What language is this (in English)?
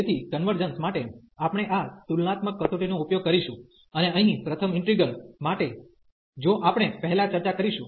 Gujarati